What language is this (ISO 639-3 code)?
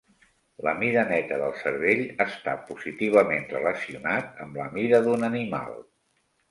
cat